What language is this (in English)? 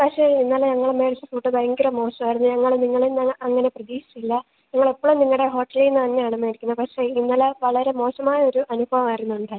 Malayalam